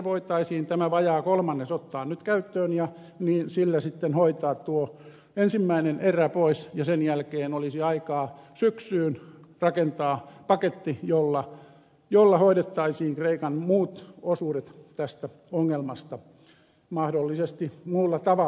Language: Finnish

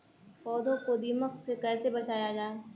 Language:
Hindi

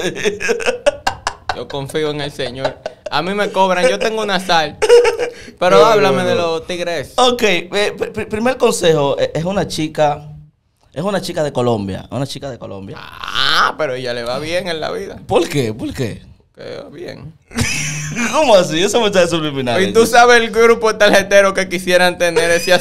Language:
Spanish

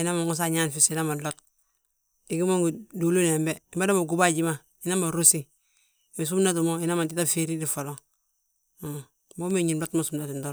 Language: Balanta-Ganja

